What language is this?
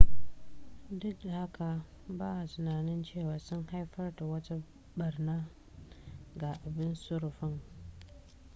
Hausa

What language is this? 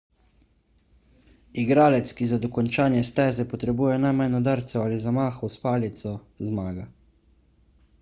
Slovenian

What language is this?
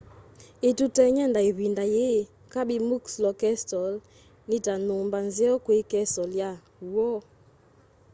Kamba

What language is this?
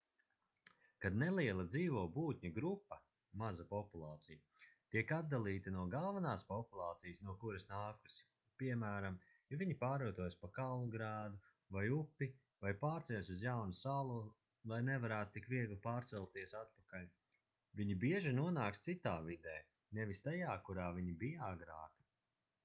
Latvian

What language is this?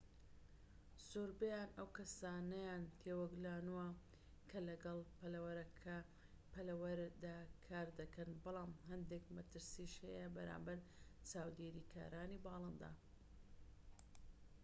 Central Kurdish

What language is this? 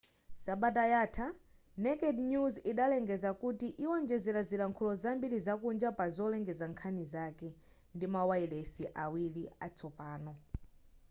Nyanja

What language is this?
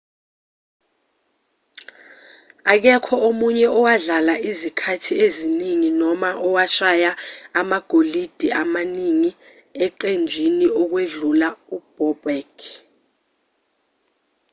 Zulu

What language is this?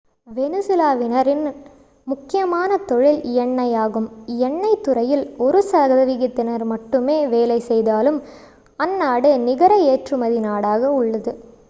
Tamil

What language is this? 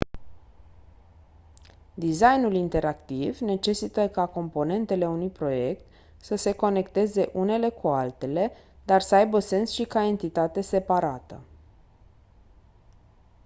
Romanian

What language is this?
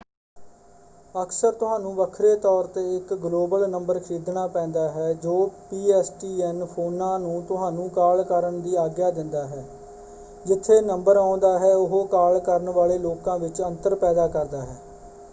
Punjabi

